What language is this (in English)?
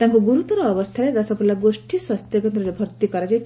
Odia